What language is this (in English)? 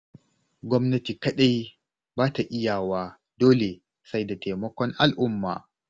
Hausa